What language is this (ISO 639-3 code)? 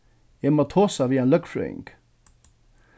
fao